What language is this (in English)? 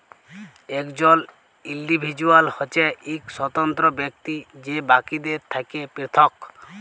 Bangla